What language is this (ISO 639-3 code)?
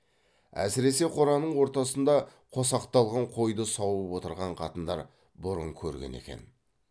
kaz